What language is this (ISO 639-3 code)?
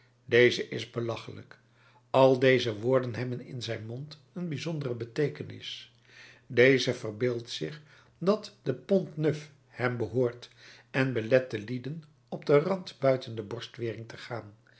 nld